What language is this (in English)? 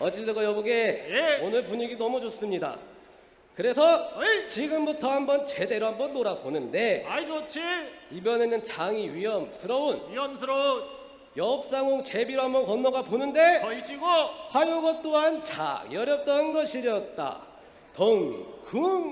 Korean